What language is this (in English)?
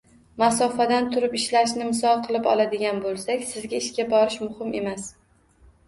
Uzbek